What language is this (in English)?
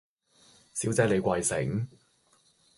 Cantonese